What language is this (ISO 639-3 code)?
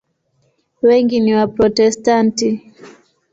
swa